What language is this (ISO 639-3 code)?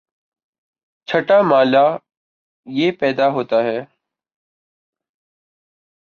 urd